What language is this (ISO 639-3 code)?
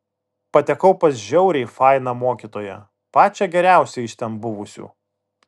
lit